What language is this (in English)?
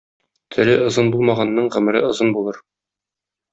Tatar